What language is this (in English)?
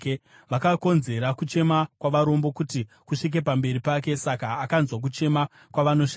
Shona